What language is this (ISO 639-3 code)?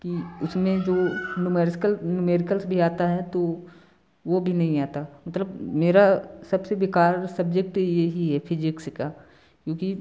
hin